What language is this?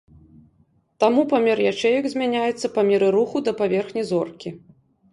Belarusian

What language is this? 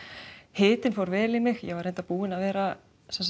Icelandic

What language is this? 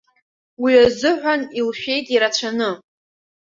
Abkhazian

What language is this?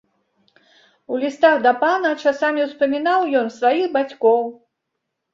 Belarusian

